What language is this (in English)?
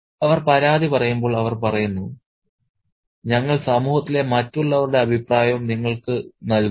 Malayalam